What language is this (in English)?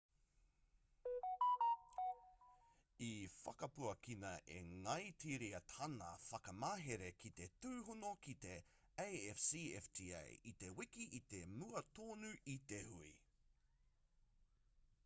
Māori